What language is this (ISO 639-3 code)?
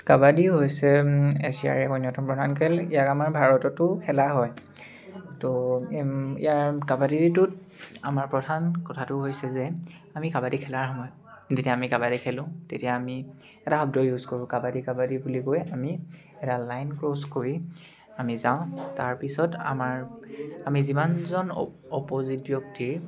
asm